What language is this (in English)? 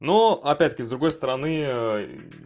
Russian